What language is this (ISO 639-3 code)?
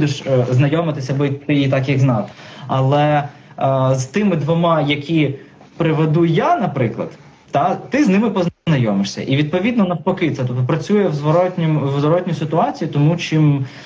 ukr